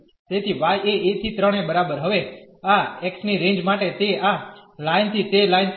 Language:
Gujarati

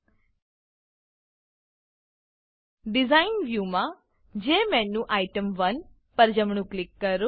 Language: Gujarati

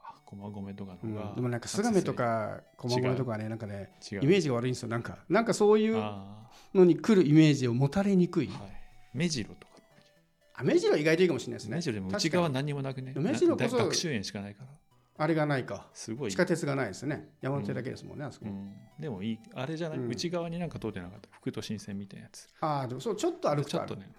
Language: Japanese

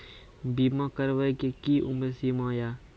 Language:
Maithili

